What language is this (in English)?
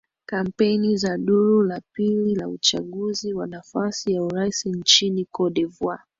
Swahili